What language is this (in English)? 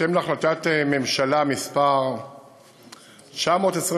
Hebrew